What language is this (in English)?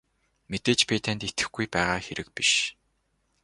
Mongolian